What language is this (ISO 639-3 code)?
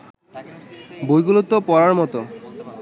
ben